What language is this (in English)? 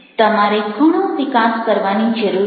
Gujarati